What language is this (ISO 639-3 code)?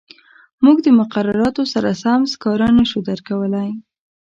pus